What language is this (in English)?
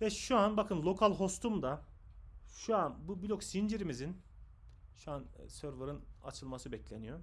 Turkish